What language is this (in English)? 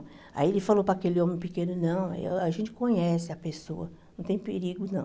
Portuguese